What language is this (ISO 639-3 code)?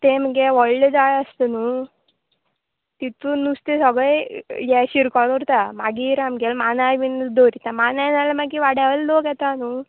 kok